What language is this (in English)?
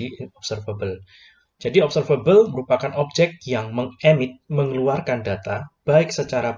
Indonesian